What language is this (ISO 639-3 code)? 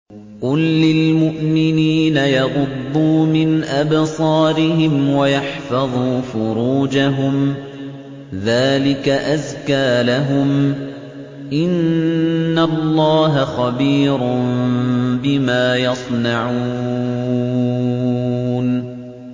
ara